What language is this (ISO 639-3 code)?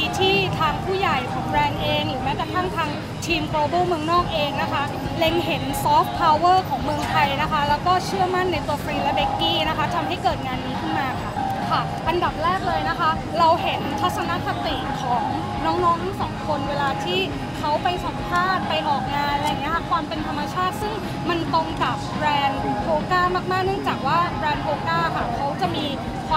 tha